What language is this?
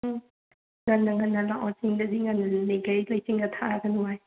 Manipuri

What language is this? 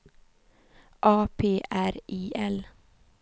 Swedish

